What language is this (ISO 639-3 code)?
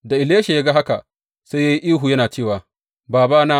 hau